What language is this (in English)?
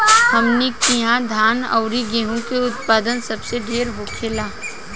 Bhojpuri